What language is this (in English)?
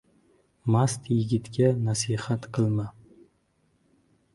Uzbek